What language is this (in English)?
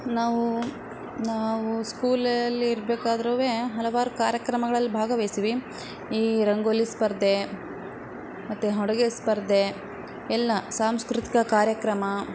Kannada